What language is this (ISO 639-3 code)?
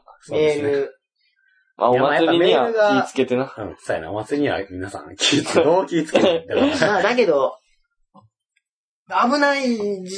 jpn